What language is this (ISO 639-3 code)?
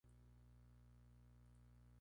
spa